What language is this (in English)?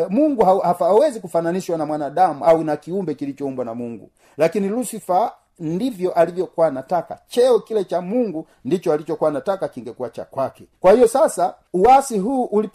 Swahili